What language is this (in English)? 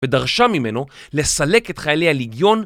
Hebrew